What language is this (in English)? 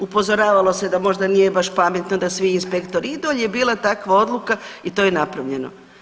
Croatian